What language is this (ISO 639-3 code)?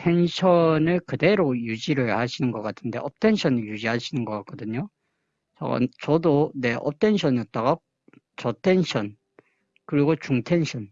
kor